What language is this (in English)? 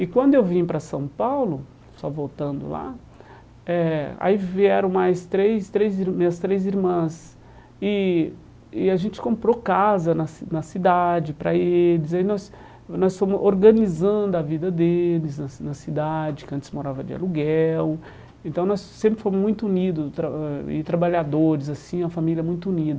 Portuguese